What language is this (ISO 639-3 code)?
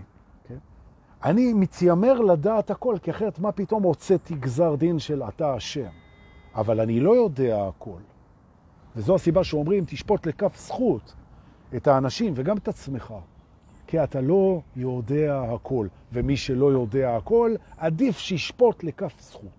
heb